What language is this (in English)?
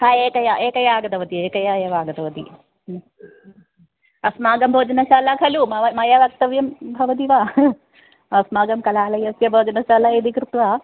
Sanskrit